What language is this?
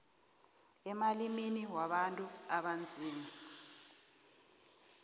South Ndebele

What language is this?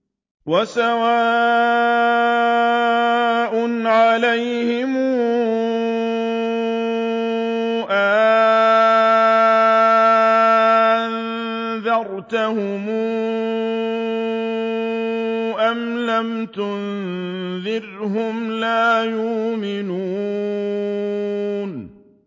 Arabic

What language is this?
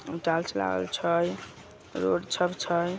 Magahi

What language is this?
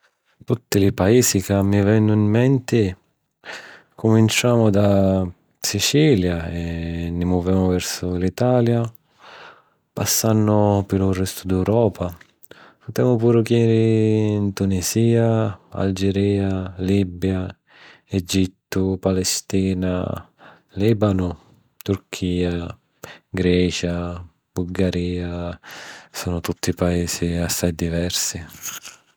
Sicilian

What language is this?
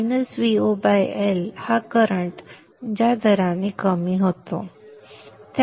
Marathi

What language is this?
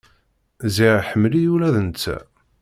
Kabyle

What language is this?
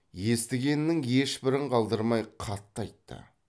Kazakh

